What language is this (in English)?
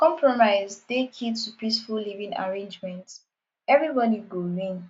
Nigerian Pidgin